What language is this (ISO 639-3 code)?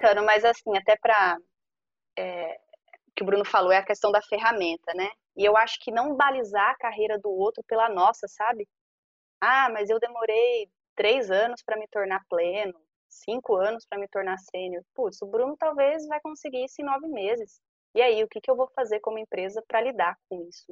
por